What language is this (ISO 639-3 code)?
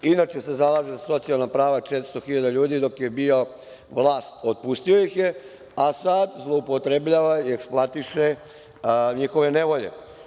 srp